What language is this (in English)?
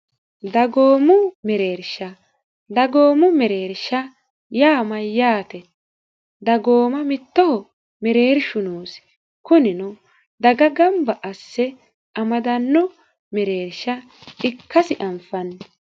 Sidamo